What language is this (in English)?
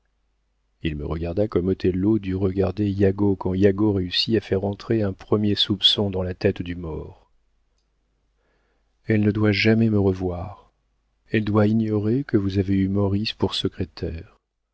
French